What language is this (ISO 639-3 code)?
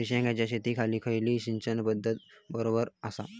mar